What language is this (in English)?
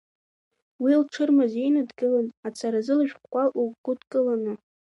Abkhazian